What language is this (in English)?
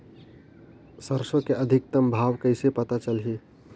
Chhattisgarhi